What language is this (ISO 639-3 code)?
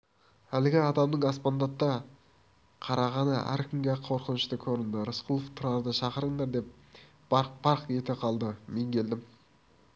kaz